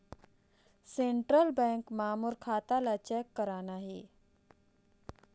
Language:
Chhattisgarhi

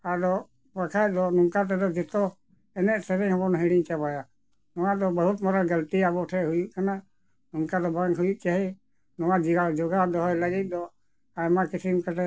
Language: Santali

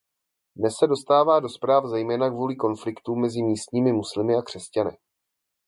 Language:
Czech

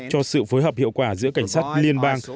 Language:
Vietnamese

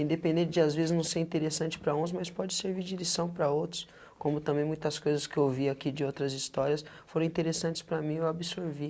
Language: Portuguese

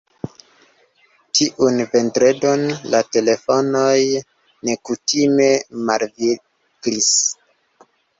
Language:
Esperanto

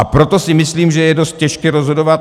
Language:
Czech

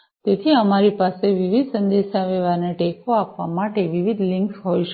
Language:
Gujarati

